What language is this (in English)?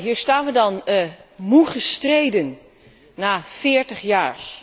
Dutch